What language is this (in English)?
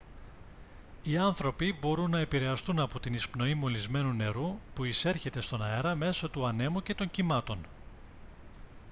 Greek